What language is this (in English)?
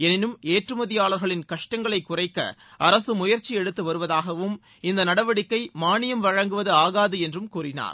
Tamil